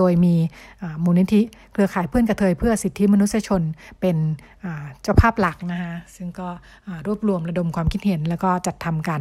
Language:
Thai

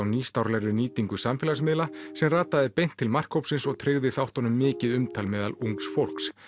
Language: Icelandic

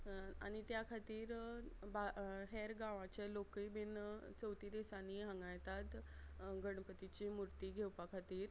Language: Konkani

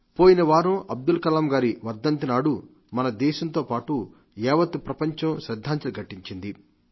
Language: Telugu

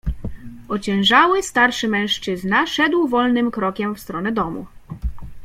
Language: Polish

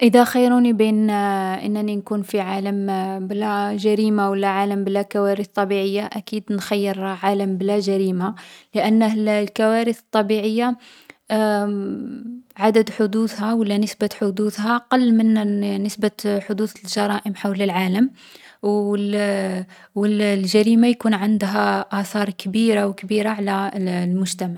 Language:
Algerian Arabic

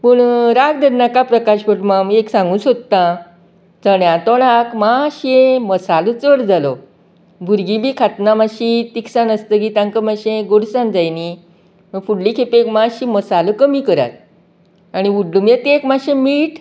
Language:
Konkani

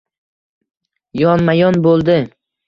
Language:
Uzbek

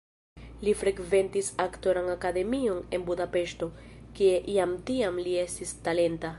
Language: Esperanto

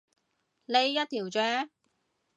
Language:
Cantonese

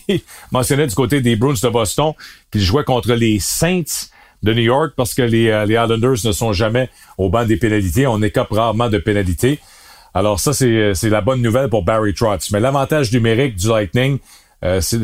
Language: French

